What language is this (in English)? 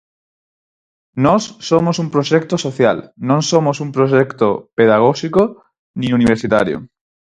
Galician